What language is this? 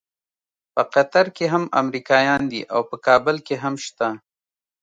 Pashto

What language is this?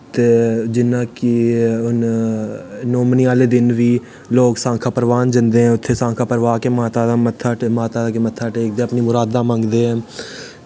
Dogri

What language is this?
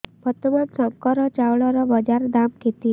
Odia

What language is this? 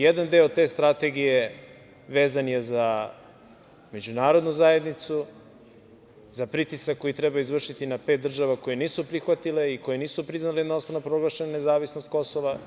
Serbian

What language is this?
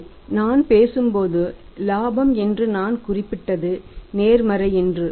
Tamil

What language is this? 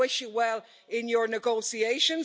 English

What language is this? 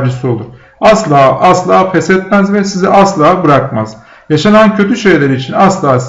Turkish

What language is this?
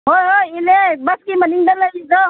Manipuri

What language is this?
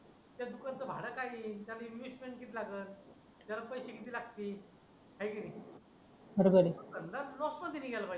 Marathi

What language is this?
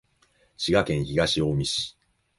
Japanese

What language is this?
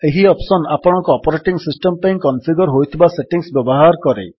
Odia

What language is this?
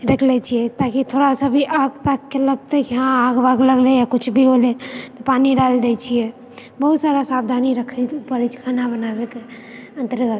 Maithili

